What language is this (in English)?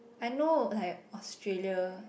English